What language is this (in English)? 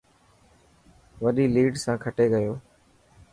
Dhatki